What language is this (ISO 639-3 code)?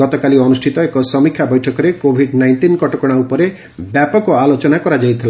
ori